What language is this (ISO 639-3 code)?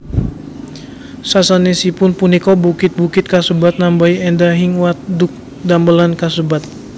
jav